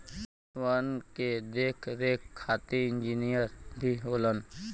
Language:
Bhojpuri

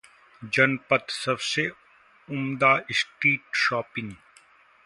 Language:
Hindi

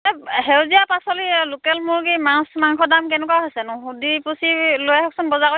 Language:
Assamese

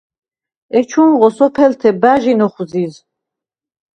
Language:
Svan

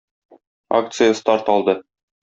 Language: Tatar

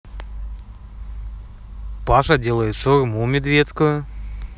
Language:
Russian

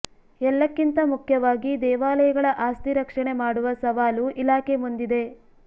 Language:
Kannada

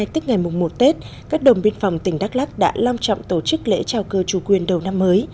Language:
Vietnamese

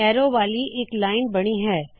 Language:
Punjabi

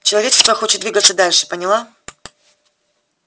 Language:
Russian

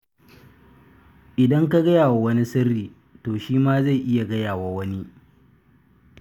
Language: Hausa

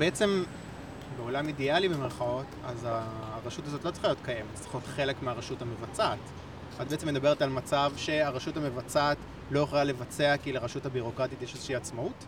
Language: Hebrew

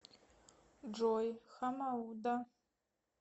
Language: Russian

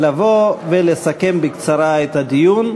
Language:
Hebrew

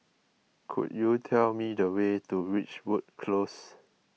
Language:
English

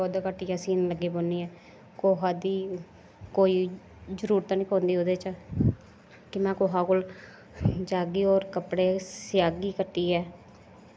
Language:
Dogri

